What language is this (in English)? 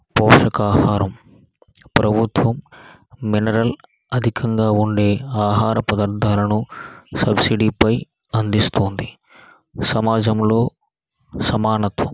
Telugu